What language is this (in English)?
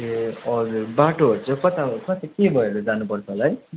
Nepali